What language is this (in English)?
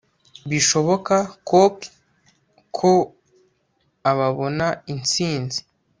Kinyarwanda